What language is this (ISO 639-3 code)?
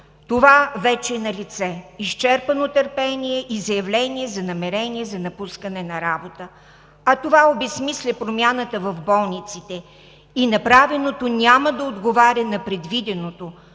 bul